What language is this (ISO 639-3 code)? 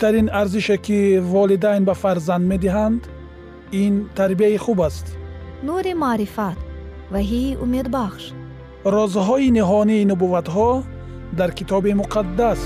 fas